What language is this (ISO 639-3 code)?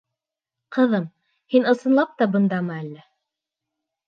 bak